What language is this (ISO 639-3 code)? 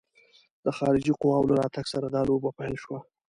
pus